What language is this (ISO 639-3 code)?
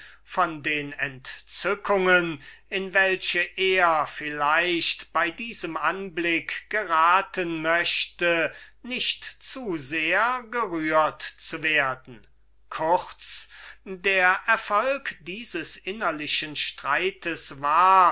deu